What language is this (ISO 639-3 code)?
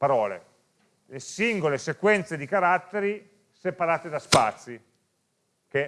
ita